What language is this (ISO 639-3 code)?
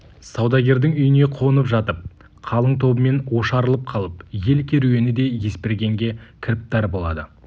kaz